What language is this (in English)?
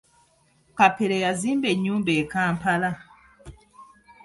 Ganda